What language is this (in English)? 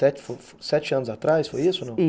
Portuguese